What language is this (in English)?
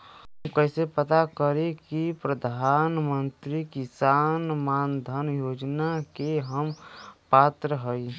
Bhojpuri